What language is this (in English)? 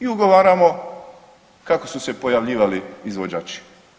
Croatian